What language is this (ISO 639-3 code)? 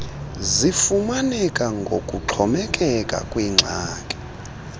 xho